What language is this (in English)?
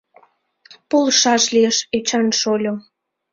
Mari